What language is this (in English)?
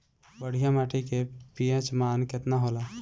Bhojpuri